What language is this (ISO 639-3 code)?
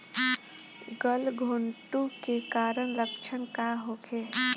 bho